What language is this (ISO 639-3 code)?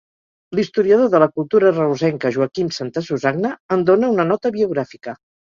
cat